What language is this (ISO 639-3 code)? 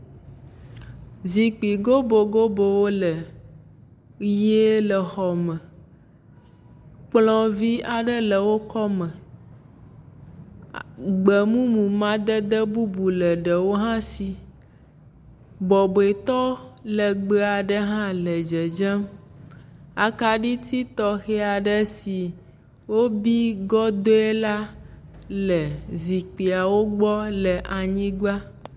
ewe